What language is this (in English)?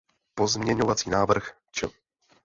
Czech